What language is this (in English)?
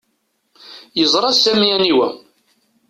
Kabyle